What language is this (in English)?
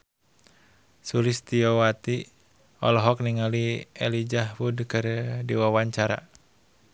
Sundanese